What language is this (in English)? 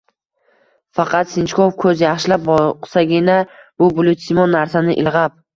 Uzbek